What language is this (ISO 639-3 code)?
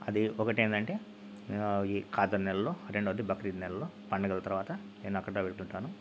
tel